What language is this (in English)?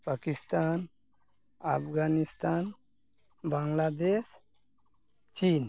Santali